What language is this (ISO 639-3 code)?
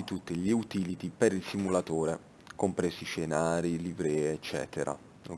ita